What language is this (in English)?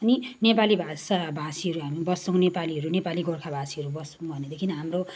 Nepali